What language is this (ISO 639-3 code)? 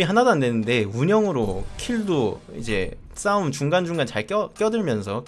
kor